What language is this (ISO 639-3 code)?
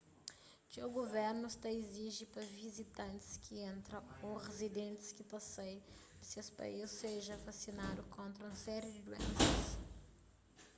kea